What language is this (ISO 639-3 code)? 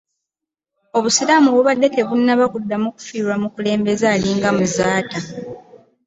lug